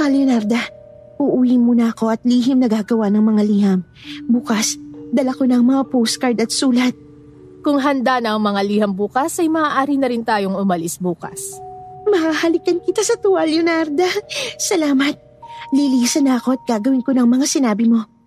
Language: Filipino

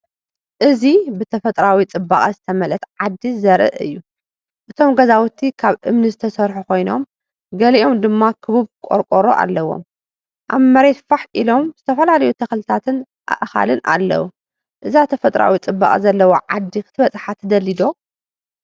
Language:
Tigrinya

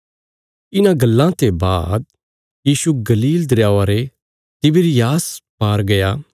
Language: Bilaspuri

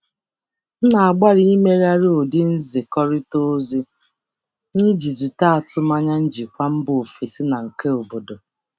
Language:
Igbo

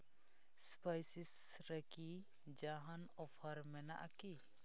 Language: Santali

